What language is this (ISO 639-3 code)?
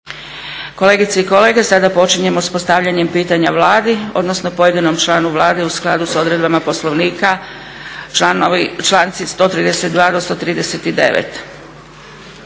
hrv